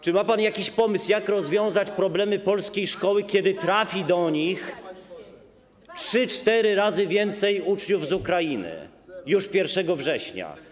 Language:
Polish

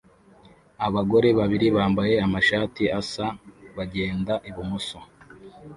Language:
Kinyarwanda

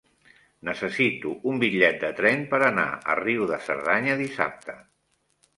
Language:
Catalan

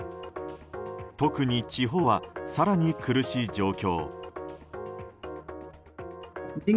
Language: Japanese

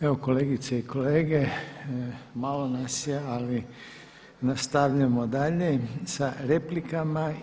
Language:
Croatian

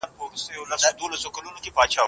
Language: Pashto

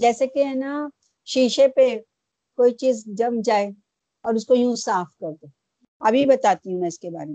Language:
Urdu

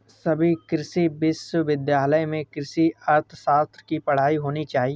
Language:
Hindi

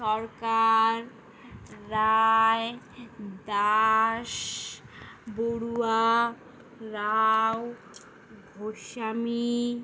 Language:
Bangla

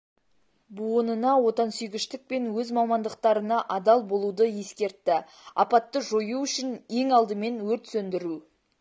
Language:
Kazakh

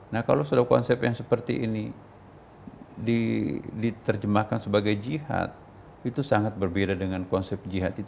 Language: Indonesian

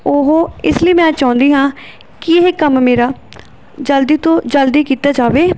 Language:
Punjabi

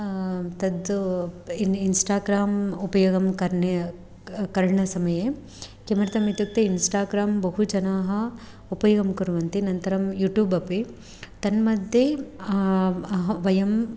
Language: Sanskrit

